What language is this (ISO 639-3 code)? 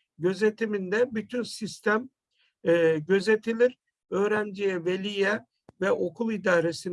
tur